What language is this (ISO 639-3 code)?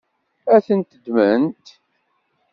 kab